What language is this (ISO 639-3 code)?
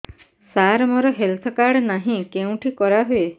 ori